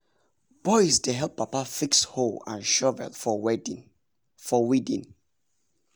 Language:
Nigerian Pidgin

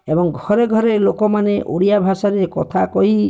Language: Odia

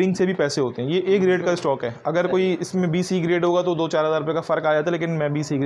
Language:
Hindi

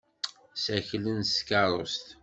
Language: Kabyle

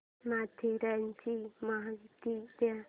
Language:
Marathi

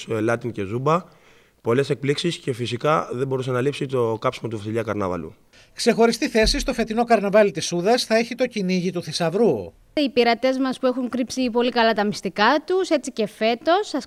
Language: Greek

